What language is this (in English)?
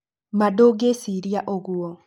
Kikuyu